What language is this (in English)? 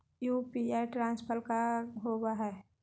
Magahi